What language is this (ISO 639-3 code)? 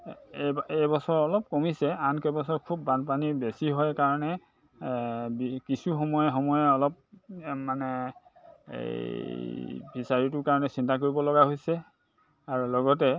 asm